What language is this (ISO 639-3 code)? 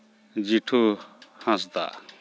sat